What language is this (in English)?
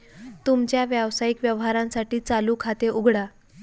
Marathi